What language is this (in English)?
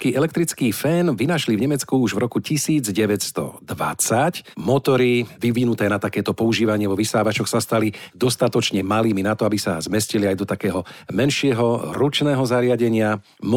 Slovak